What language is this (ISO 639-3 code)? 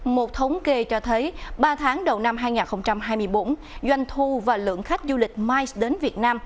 vie